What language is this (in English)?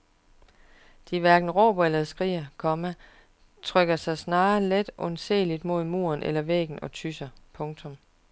Danish